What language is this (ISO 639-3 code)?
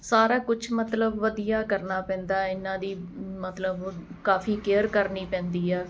pan